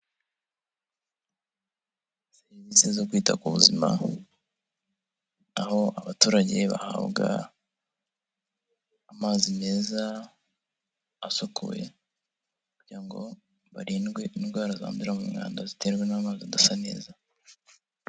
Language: Kinyarwanda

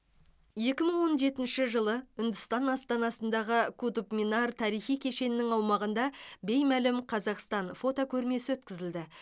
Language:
Kazakh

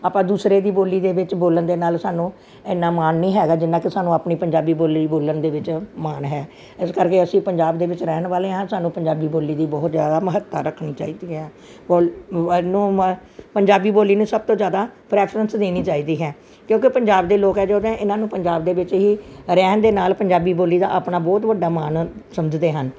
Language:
Punjabi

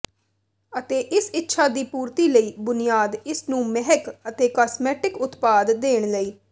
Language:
Punjabi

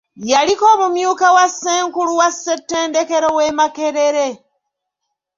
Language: Ganda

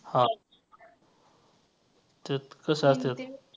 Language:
Marathi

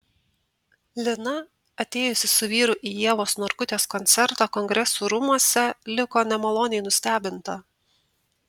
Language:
Lithuanian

